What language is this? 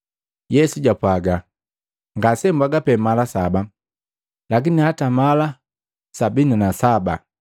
Matengo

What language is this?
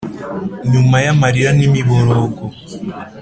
Kinyarwanda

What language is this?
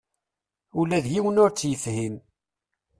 Kabyle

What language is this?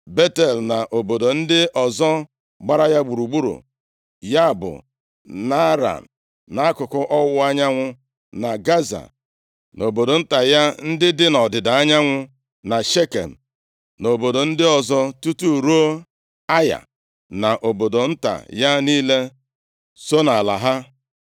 Igbo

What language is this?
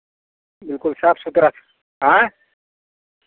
Maithili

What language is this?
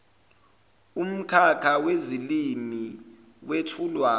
Zulu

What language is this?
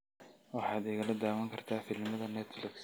Somali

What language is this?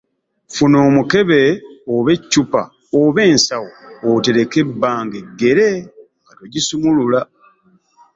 Ganda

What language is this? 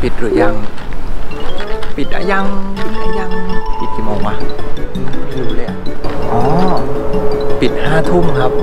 Thai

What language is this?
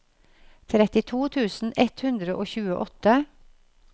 Norwegian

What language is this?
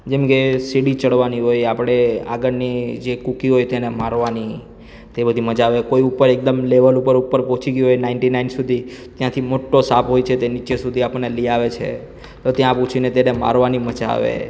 Gujarati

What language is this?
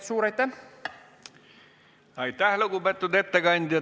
Estonian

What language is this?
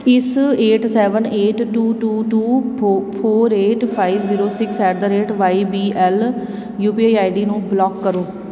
Punjabi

